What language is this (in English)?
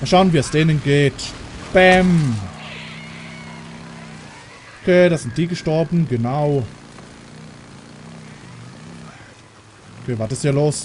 German